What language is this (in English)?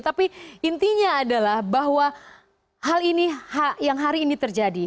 Indonesian